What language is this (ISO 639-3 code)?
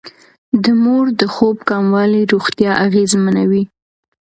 pus